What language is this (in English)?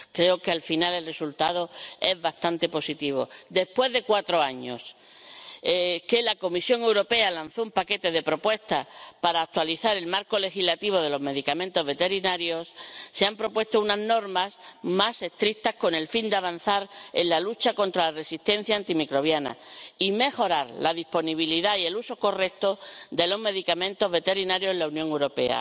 Spanish